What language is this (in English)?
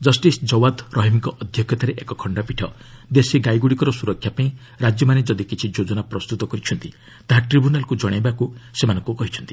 Odia